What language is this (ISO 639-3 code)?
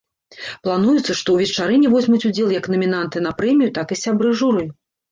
bel